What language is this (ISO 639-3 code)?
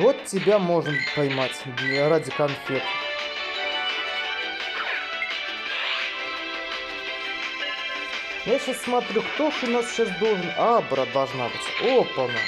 rus